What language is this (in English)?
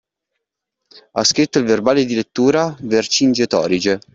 Italian